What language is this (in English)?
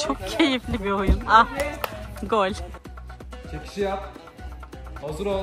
Turkish